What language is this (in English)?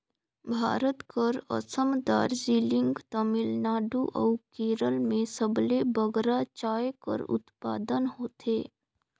Chhattisgarhi